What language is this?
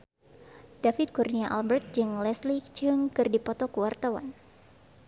Sundanese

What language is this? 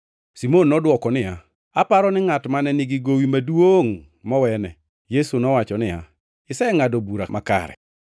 Luo (Kenya and Tanzania)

